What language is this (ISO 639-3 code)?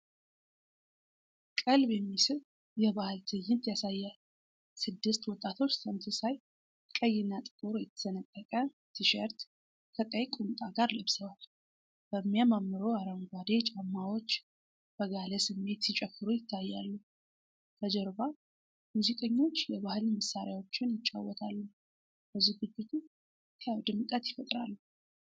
amh